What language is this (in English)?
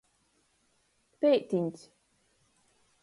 Latgalian